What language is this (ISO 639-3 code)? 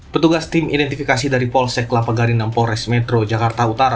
ind